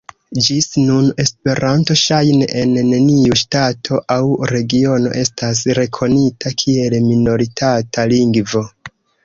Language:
Esperanto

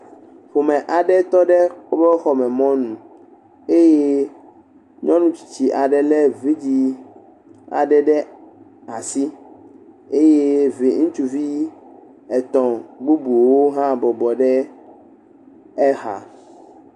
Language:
Ewe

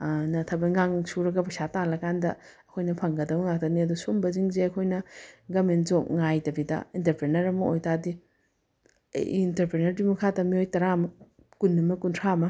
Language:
Manipuri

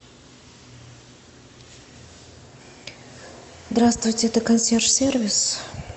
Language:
Russian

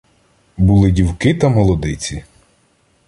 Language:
Ukrainian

